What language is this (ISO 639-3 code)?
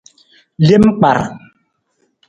nmz